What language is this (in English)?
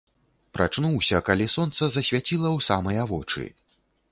Belarusian